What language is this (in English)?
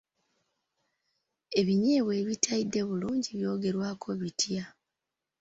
Ganda